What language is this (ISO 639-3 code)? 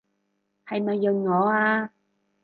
yue